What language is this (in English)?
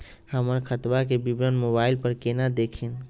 Magahi